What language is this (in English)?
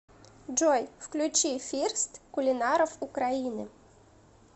Russian